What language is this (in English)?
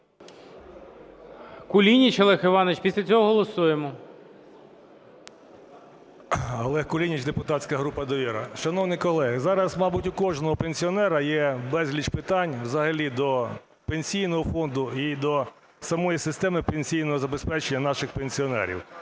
Ukrainian